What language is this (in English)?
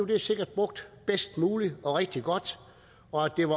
Danish